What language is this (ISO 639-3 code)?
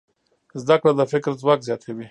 pus